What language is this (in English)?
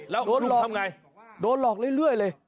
Thai